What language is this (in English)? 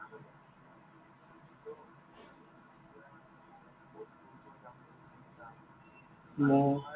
Assamese